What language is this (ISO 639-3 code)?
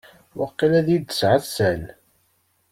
kab